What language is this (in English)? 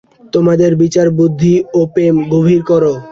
Bangla